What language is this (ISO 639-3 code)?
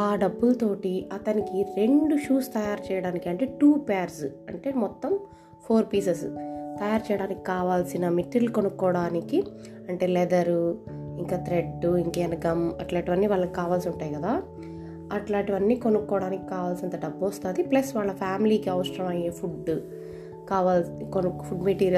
tel